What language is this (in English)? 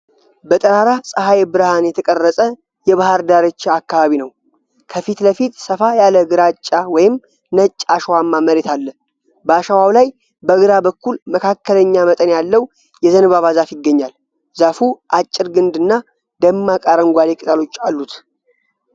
Amharic